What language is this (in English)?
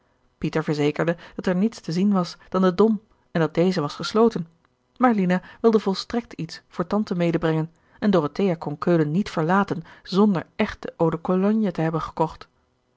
Dutch